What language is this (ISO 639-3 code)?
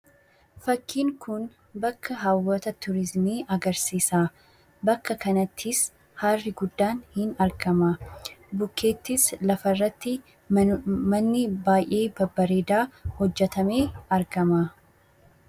orm